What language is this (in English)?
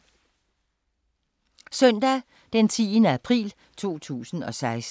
Danish